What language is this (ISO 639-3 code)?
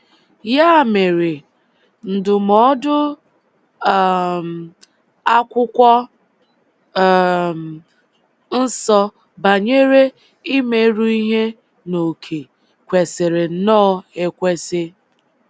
ibo